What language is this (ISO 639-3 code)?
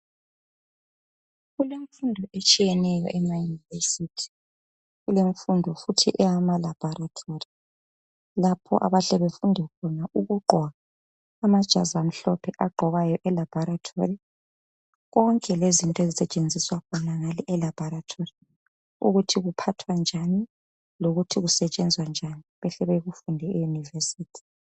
nde